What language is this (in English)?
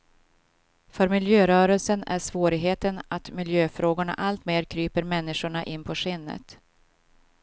Swedish